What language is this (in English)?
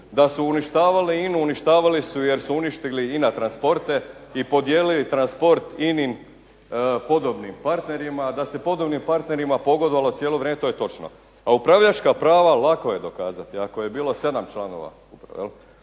Croatian